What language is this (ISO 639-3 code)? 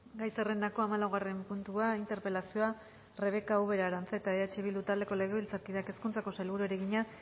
eus